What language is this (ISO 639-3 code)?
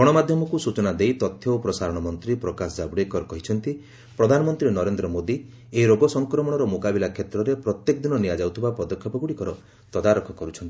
ori